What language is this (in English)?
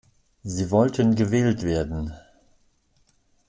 German